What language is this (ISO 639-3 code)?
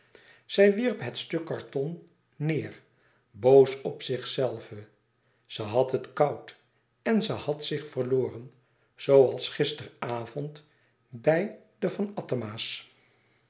nld